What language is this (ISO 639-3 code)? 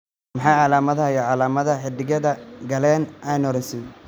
som